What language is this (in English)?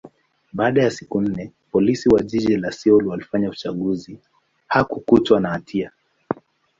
Swahili